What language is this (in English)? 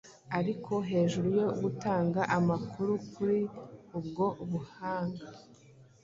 Kinyarwanda